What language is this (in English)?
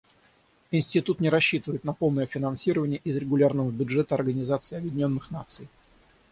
Russian